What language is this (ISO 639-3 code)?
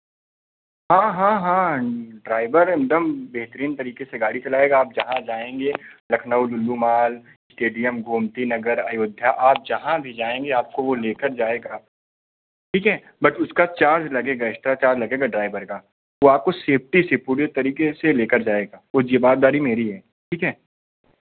hin